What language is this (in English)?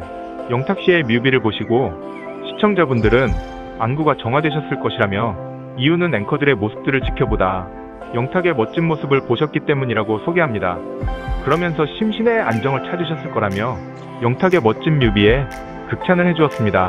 Korean